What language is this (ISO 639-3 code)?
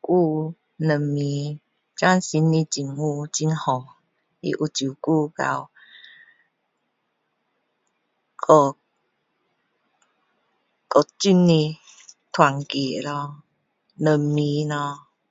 cdo